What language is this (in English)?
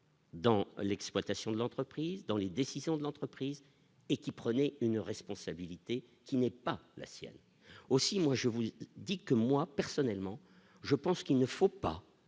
French